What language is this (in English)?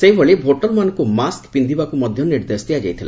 Odia